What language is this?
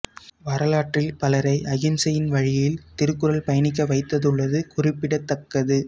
Tamil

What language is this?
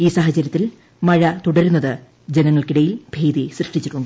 Malayalam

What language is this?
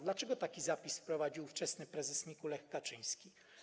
Polish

